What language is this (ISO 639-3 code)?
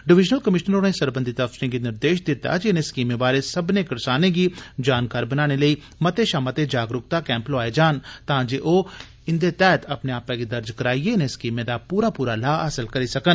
doi